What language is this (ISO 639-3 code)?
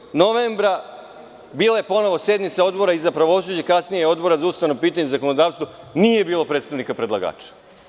srp